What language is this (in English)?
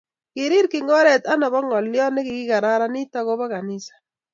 Kalenjin